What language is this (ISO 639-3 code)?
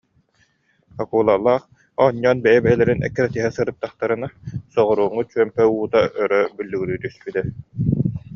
sah